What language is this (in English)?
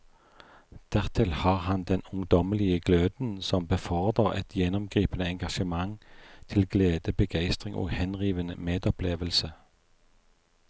Norwegian